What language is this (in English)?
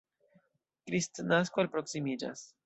Esperanto